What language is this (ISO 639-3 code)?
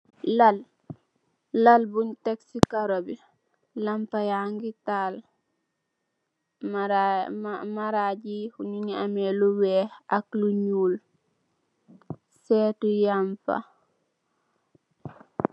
wol